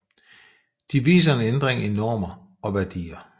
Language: Danish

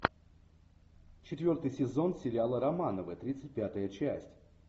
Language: Russian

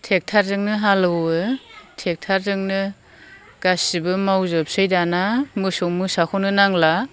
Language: Bodo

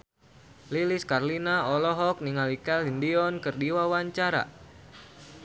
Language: Sundanese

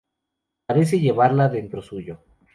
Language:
Spanish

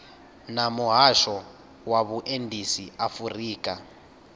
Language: Venda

